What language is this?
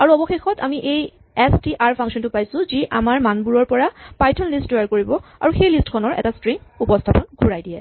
Assamese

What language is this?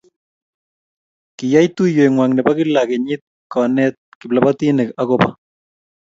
Kalenjin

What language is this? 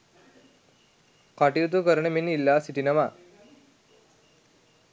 Sinhala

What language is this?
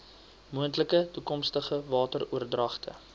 Afrikaans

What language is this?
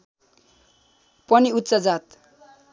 Nepali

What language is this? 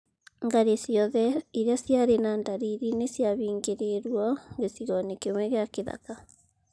Kikuyu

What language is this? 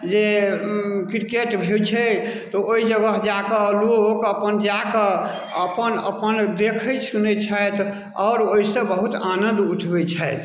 Maithili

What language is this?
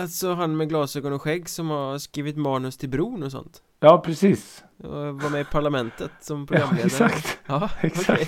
Swedish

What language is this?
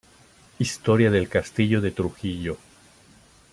Spanish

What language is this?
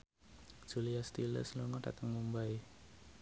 Javanese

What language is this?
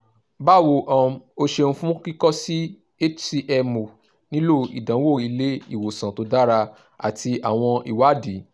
Yoruba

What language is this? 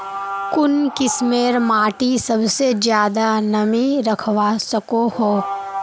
Magahi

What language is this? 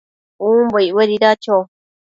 Matsés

